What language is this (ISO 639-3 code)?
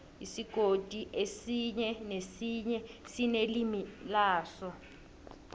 nbl